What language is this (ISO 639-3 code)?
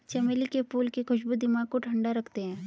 hin